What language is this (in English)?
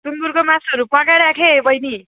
Nepali